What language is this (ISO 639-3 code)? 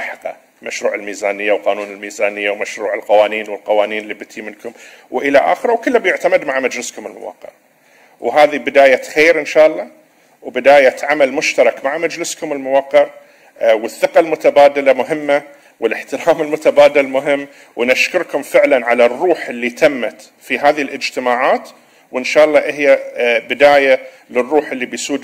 ara